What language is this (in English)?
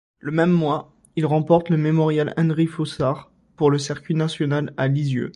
French